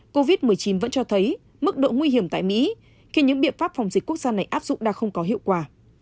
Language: Vietnamese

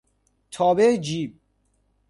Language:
Persian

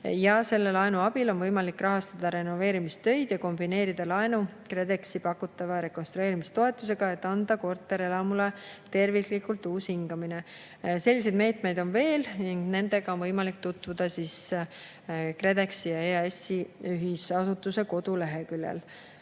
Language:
Estonian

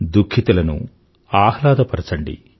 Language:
Telugu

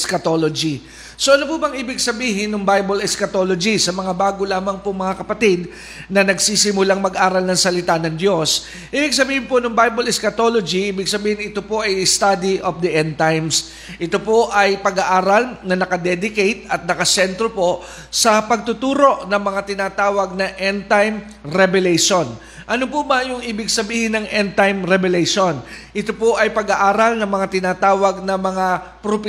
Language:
Filipino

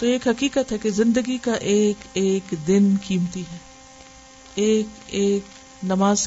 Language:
Urdu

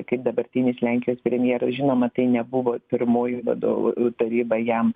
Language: Lithuanian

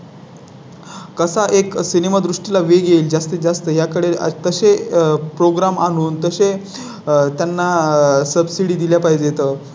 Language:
Marathi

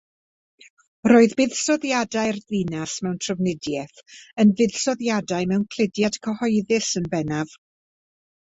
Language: Welsh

